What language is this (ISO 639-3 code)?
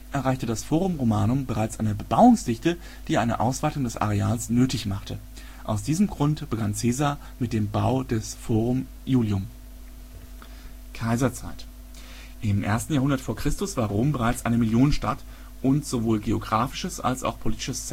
deu